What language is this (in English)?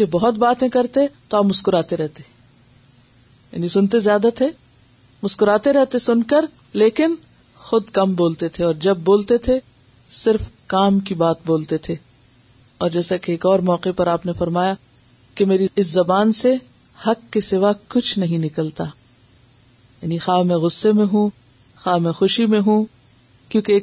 Urdu